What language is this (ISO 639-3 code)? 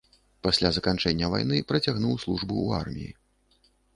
bel